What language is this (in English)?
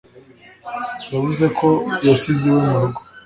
Kinyarwanda